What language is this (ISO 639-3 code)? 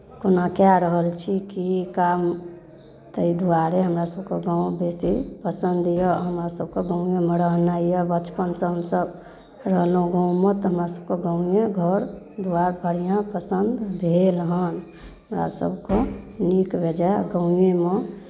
mai